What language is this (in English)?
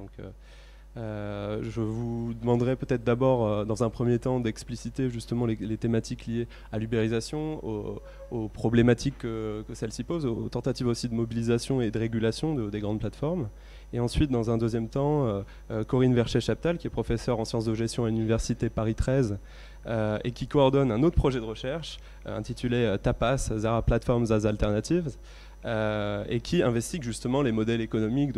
French